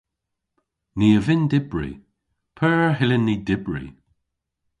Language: Cornish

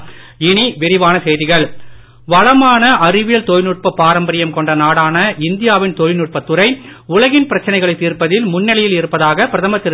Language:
Tamil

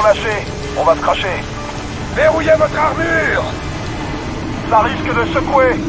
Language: French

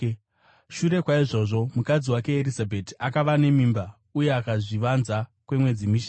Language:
Shona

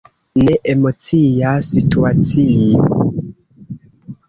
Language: Esperanto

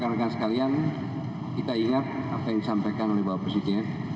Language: Indonesian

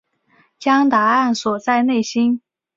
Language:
Chinese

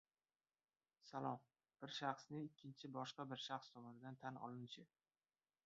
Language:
Uzbek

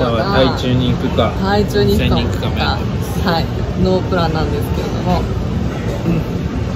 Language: Japanese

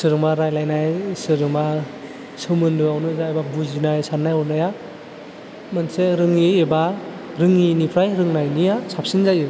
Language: Bodo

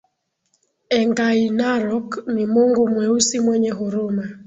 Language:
Swahili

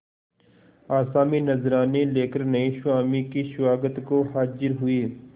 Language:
Hindi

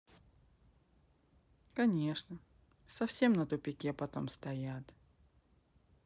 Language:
Russian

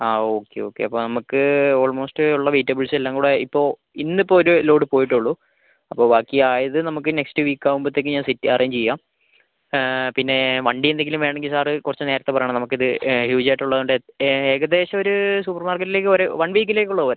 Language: Malayalam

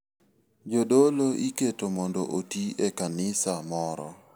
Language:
Luo (Kenya and Tanzania)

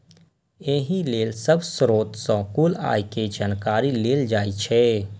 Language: Maithili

